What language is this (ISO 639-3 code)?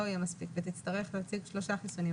heb